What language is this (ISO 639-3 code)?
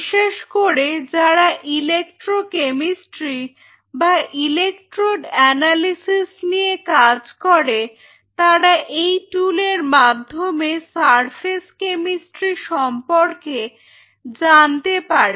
ben